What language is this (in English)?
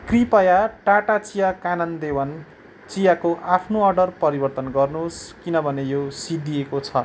Nepali